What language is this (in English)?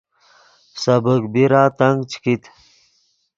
Yidgha